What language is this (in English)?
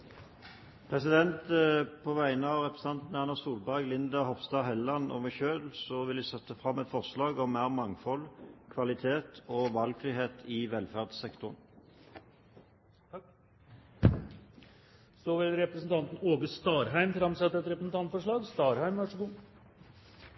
Norwegian